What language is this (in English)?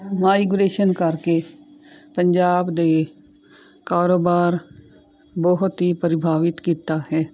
Punjabi